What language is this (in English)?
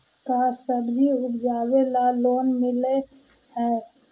Magahi